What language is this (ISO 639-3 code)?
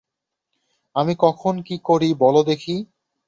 ben